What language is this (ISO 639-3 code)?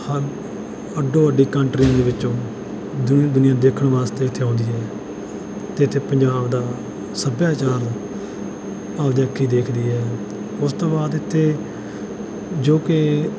pan